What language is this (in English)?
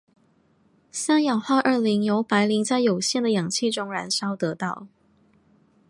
Chinese